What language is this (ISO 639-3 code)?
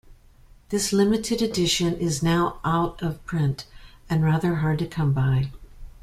eng